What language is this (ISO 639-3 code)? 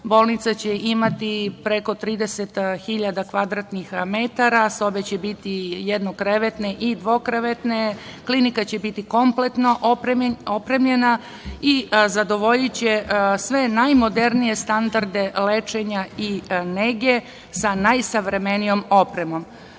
srp